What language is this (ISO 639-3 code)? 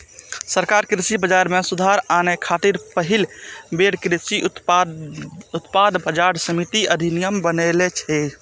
mai